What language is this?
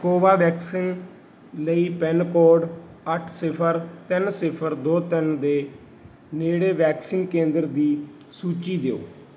Punjabi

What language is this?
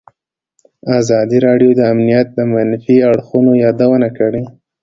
Pashto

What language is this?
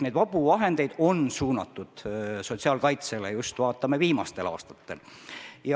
Estonian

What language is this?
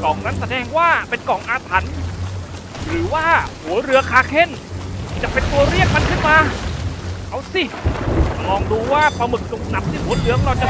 Thai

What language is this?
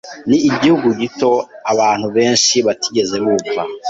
Kinyarwanda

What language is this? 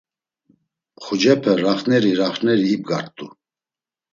Laz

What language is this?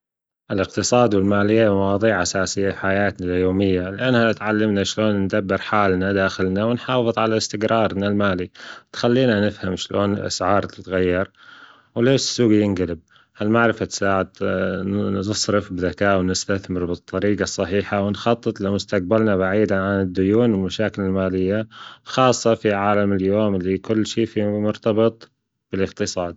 Gulf Arabic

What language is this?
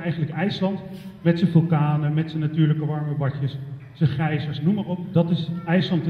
Dutch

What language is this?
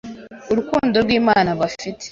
Kinyarwanda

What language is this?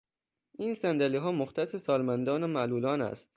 Persian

